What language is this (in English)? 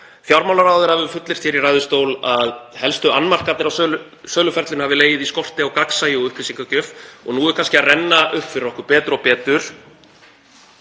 Icelandic